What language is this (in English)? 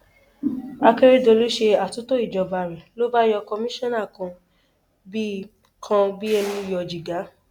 Yoruba